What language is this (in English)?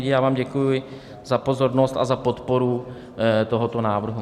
Czech